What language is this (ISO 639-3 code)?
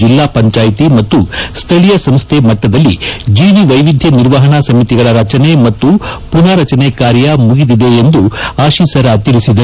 kan